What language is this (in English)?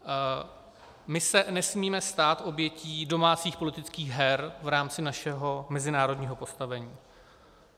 Czech